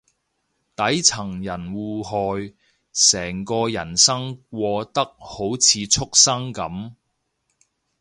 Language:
Cantonese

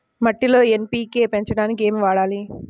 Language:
Telugu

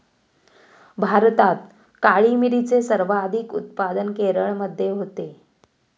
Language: Marathi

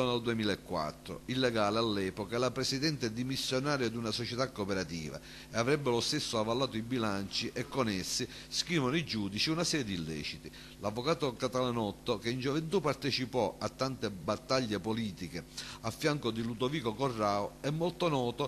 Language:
Italian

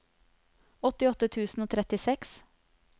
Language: Norwegian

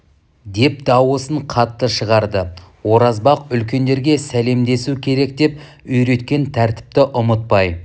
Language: Kazakh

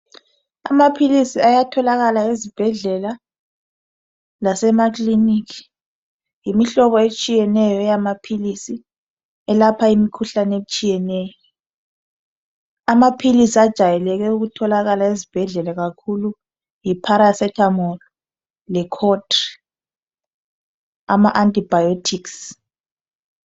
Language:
North Ndebele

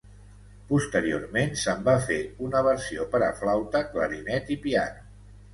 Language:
Catalan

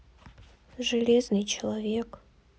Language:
Russian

